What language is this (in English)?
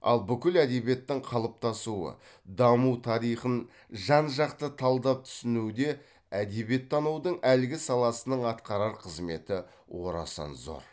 Kazakh